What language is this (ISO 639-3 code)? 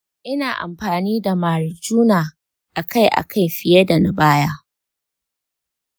hau